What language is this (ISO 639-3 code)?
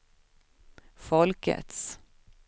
swe